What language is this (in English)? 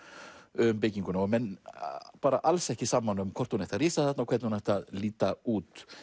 Icelandic